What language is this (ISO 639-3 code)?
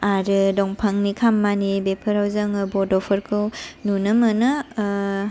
brx